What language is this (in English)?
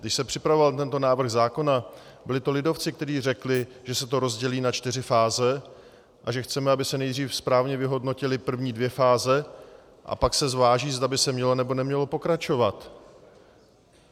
Czech